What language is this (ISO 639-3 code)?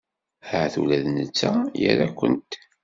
kab